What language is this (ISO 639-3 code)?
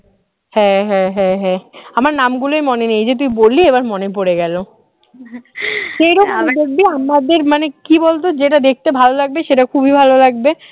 ben